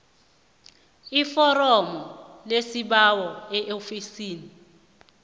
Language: South Ndebele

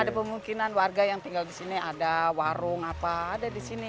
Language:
Indonesian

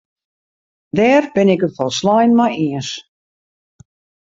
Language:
Western Frisian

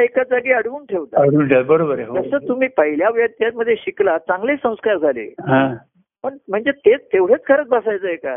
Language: Marathi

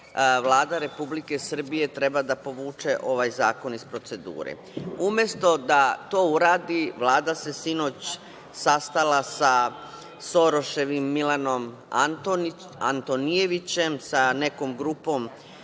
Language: Serbian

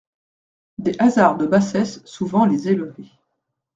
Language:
French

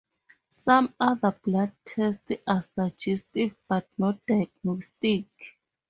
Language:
English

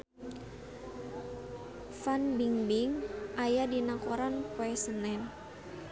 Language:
Sundanese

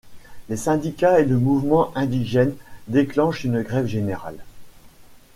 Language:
French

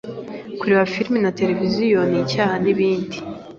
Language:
Kinyarwanda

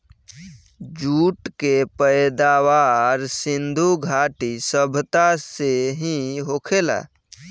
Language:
Bhojpuri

